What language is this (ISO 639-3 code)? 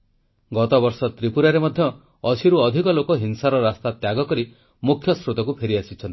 ori